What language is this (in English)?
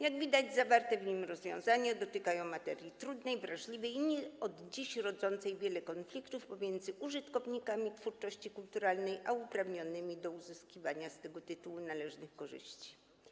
Polish